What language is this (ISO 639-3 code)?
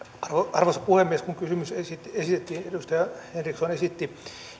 fin